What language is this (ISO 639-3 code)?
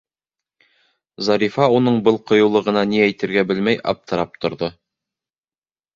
bak